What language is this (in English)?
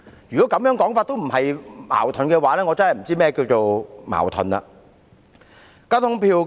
Cantonese